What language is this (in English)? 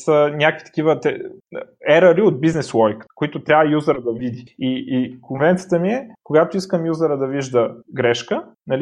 Bulgarian